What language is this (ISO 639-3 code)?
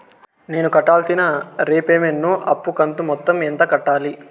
tel